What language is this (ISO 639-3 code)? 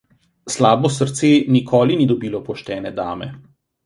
slv